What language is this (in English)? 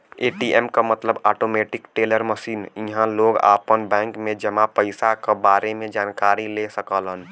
Bhojpuri